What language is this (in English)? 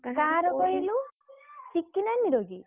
Odia